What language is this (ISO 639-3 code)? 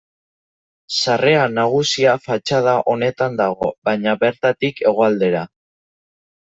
eus